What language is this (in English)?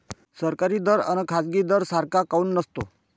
Marathi